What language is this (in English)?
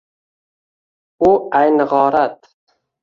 Uzbek